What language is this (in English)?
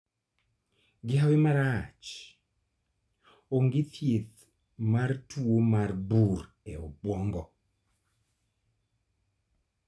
Luo (Kenya and Tanzania)